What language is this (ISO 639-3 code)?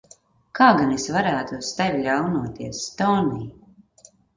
lav